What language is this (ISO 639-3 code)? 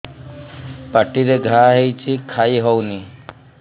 ori